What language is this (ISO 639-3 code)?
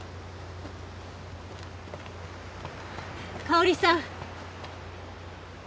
jpn